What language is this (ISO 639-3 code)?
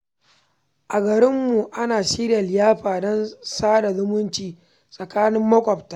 hau